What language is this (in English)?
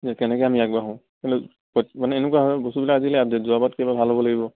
Assamese